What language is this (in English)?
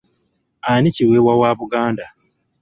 Ganda